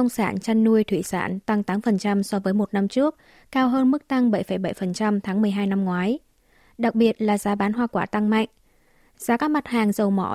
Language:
Vietnamese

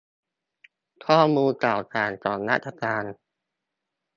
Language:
Thai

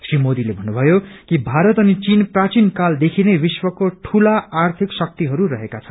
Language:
Nepali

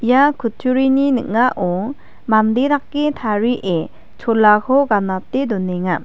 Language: Garo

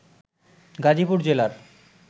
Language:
Bangla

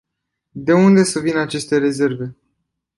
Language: Romanian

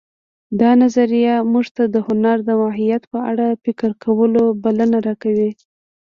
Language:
Pashto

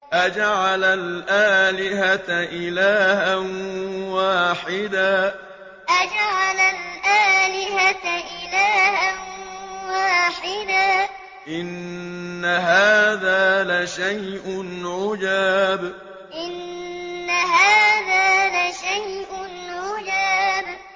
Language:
Arabic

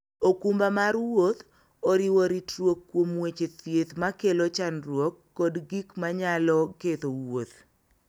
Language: Luo (Kenya and Tanzania)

